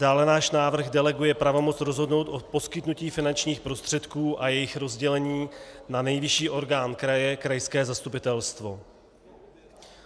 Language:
Czech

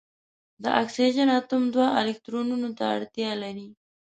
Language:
Pashto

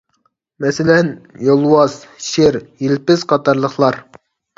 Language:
Uyghur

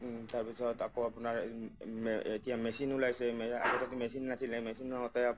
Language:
Assamese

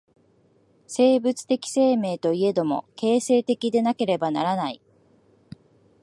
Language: Japanese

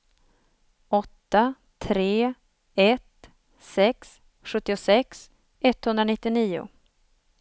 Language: Swedish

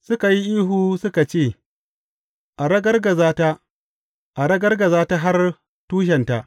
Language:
Hausa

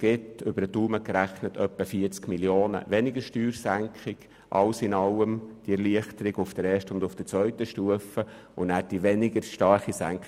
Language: Swiss German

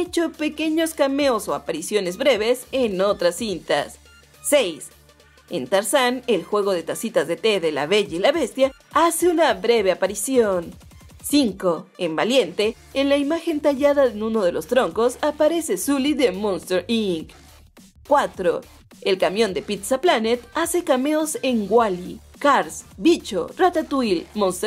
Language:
Spanish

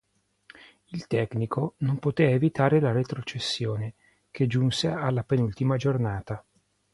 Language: Italian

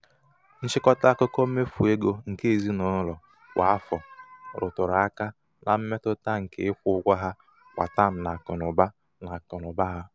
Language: Igbo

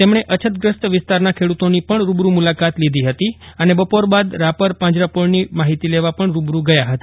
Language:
Gujarati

